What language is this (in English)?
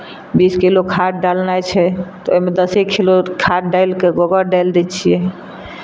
Maithili